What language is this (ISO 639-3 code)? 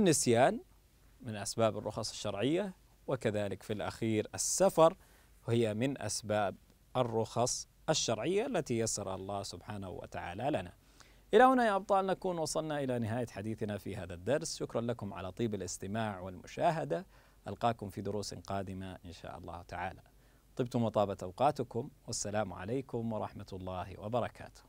ara